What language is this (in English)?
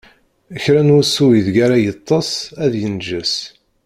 Kabyle